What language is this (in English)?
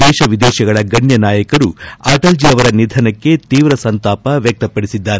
Kannada